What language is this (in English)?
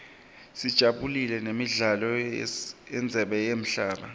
Swati